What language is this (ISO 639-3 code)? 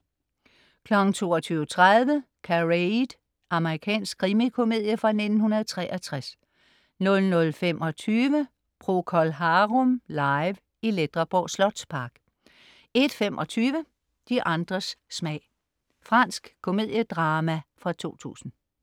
dan